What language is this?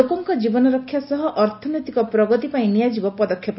Odia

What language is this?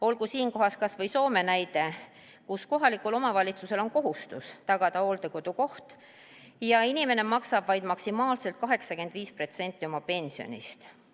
Estonian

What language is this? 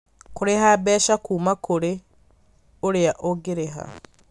Kikuyu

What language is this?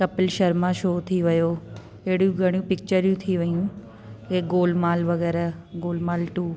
Sindhi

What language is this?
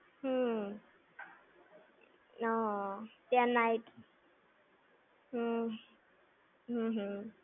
Gujarati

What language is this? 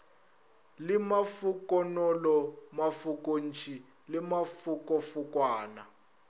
Northern Sotho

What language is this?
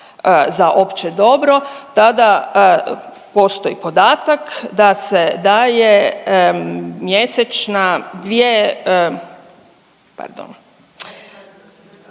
Croatian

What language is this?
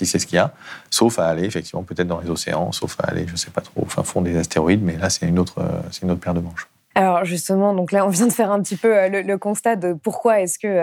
French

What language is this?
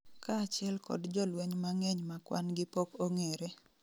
Luo (Kenya and Tanzania)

